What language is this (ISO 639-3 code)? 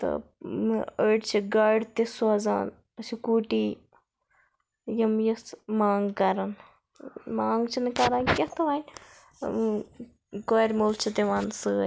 kas